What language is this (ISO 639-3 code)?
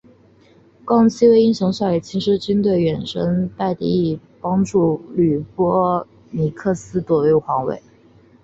zho